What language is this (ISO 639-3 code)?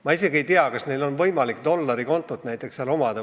est